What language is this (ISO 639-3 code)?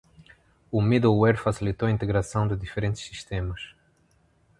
por